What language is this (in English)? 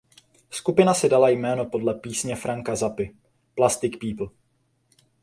Czech